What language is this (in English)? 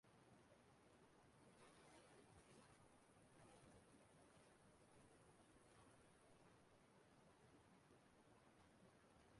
Igbo